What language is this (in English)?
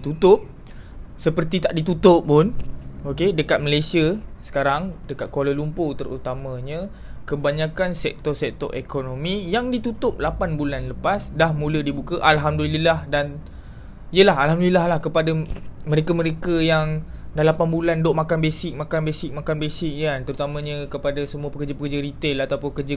Malay